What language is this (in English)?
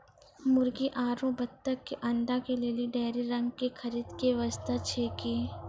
Maithili